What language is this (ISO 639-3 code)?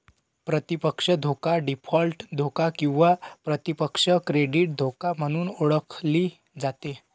mar